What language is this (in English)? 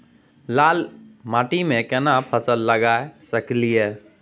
Maithili